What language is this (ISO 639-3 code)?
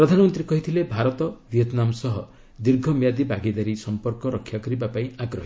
ori